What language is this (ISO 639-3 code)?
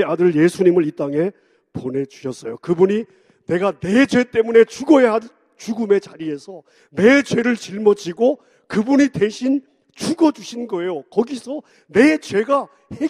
kor